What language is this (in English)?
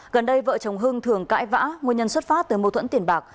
Vietnamese